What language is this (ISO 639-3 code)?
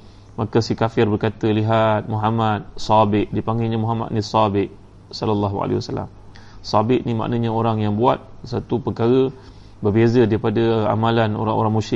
msa